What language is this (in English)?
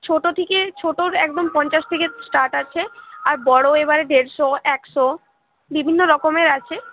Bangla